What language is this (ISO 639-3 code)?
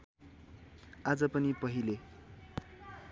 nep